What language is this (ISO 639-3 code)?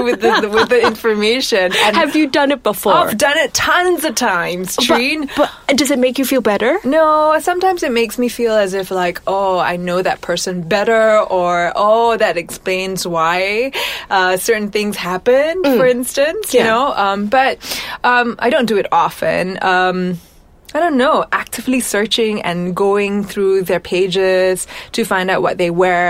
eng